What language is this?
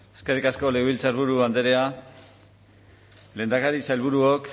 Basque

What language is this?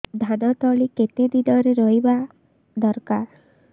Odia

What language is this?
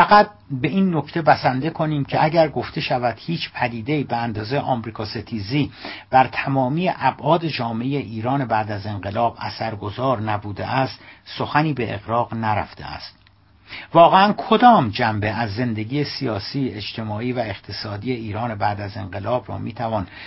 Persian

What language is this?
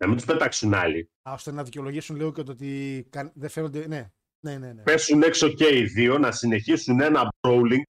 Greek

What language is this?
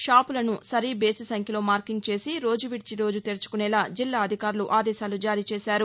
Telugu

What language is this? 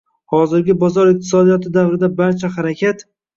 Uzbek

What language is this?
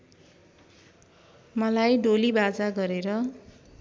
Nepali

